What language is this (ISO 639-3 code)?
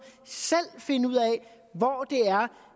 dan